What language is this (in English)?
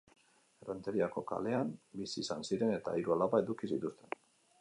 Basque